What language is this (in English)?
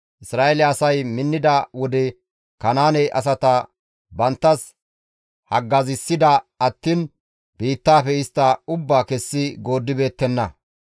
Gamo